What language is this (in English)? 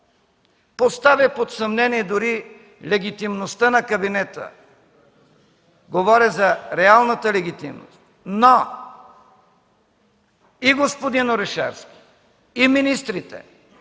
Bulgarian